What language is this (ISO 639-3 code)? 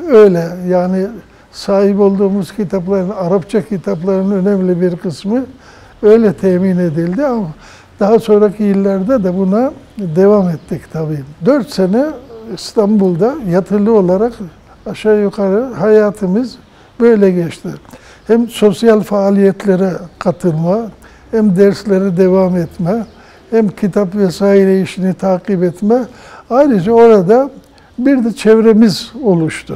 tur